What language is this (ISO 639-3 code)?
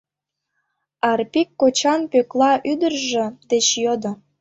chm